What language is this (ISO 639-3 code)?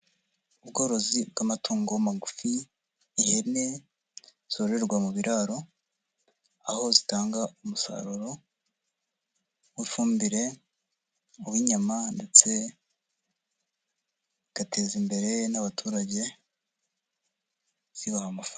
kin